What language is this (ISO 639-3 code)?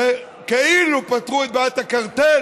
heb